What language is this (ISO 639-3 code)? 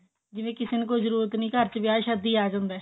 pan